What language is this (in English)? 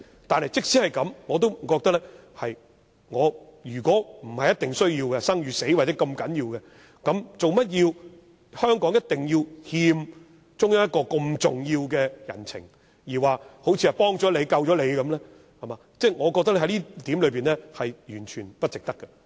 Cantonese